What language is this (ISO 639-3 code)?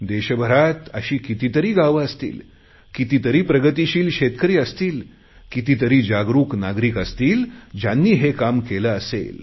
mar